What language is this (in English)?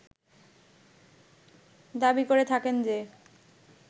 Bangla